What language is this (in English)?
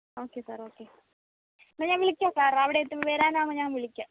Malayalam